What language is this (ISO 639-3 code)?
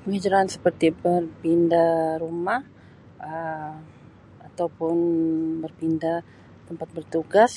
msi